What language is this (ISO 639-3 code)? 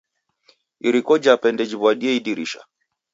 dav